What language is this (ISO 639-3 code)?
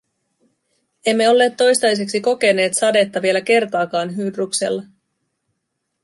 fin